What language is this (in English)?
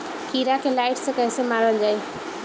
Bhojpuri